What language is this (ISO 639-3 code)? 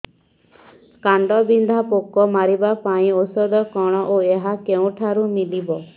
ori